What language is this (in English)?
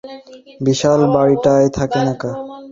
Bangla